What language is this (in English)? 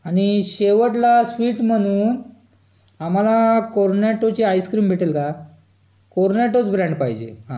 Marathi